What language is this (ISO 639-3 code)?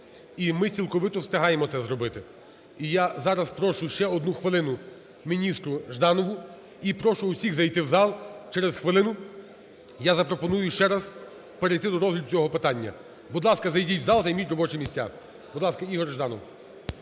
ukr